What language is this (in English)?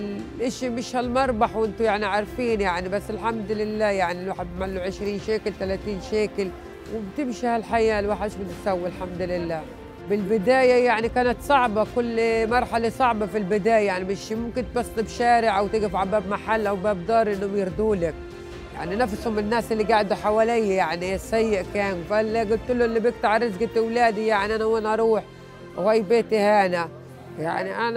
Arabic